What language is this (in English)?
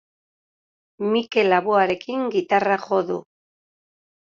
Basque